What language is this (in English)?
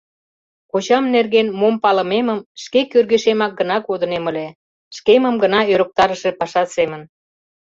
Mari